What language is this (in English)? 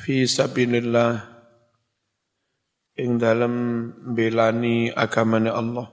Indonesian